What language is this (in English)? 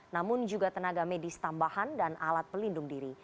Indonesian